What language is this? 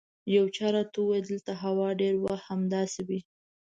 Pashto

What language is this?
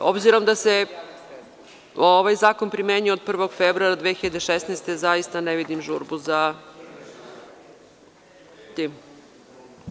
Serbian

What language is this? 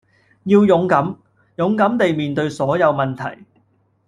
Cantonese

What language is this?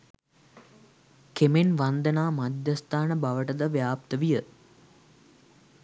Sinhala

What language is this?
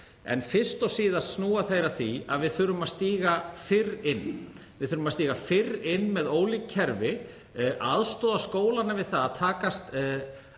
Icelandic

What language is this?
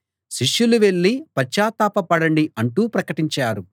Telugu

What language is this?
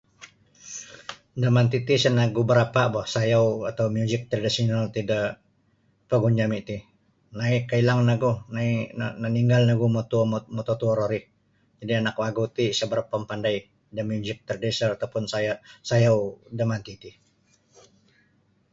Sabah Bisaya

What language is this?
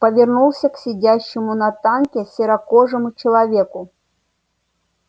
Russian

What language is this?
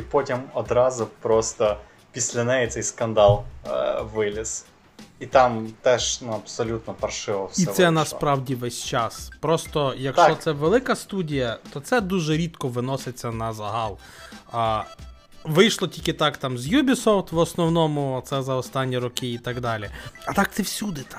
Ukrainian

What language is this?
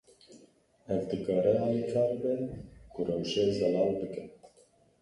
Kurdish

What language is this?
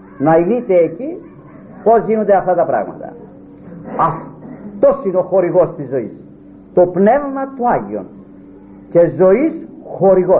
Greek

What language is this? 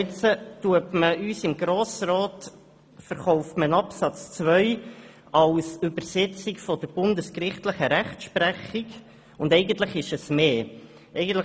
Swiss German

